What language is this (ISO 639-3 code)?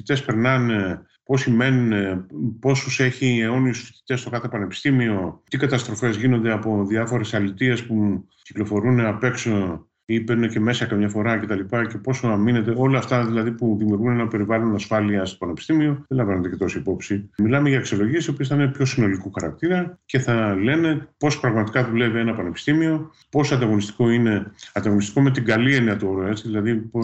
ell